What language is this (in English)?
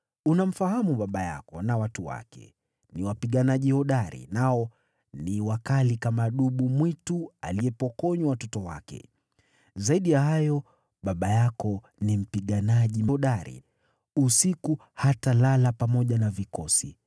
Swahili